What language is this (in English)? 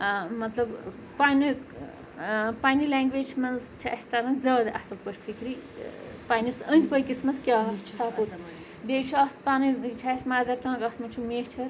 Kashmiri